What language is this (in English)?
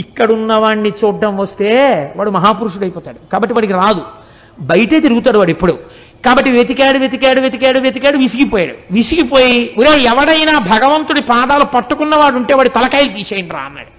Telugu